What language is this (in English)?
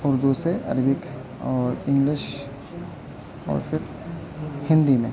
Urdu